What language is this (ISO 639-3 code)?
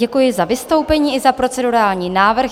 ces